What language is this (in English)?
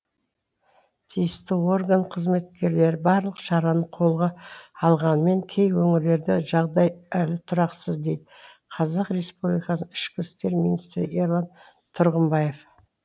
Kazakh